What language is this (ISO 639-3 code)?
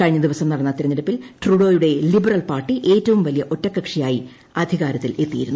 mal